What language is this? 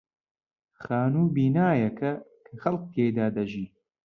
Central Kurdish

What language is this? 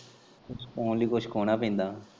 Punjabi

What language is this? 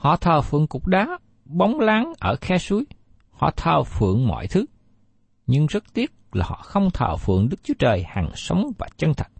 Vietnamese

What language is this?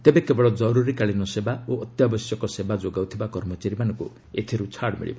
Odia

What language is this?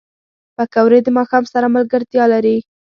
Pashto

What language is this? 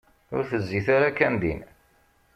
Kabyle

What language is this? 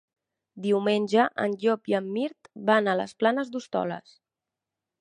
Catalan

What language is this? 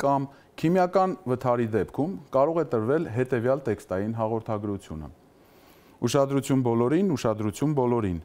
Turkish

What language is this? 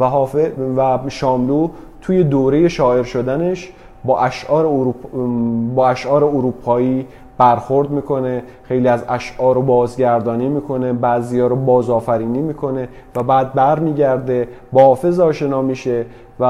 Persian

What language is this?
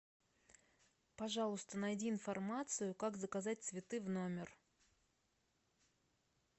Russian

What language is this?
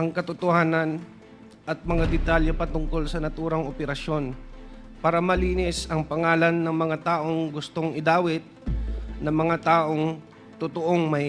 Filipino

